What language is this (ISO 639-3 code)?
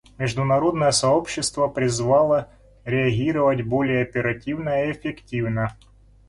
rus